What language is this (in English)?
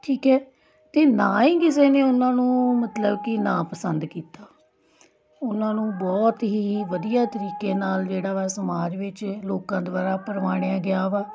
Punjabi